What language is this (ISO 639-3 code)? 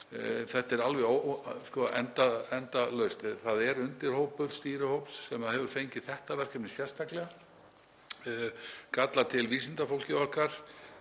isl